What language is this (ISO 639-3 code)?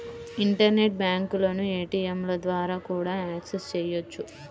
tel